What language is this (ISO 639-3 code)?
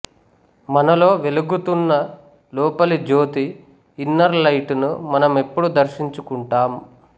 tel